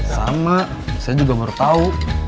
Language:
Indonesian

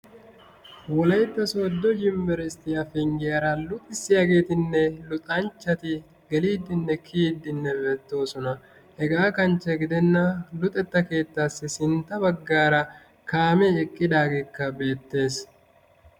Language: Wolaytta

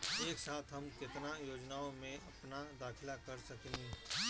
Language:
Bhojpuri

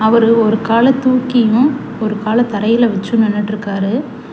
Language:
Tamil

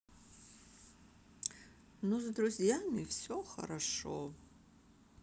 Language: Russian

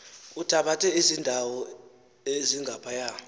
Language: Xhosa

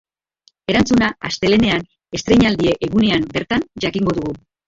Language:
Basque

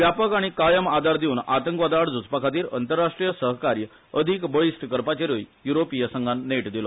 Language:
Konkani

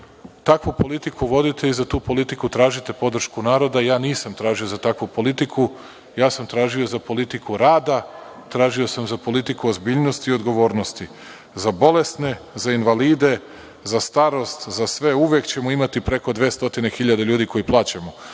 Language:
Serbian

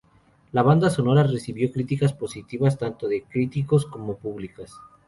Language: Spanish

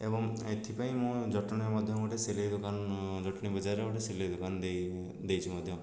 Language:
Odia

